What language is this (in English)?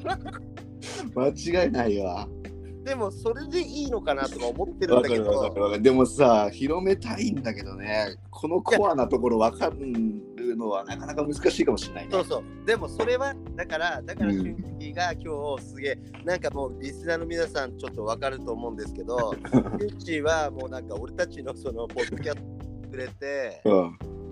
Japanese